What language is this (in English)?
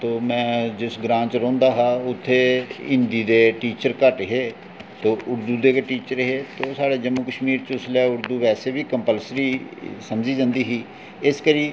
Dogri